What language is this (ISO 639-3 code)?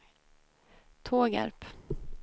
swe